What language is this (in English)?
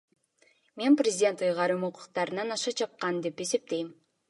Kyrgyz